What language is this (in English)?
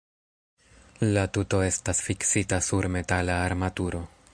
Esperanto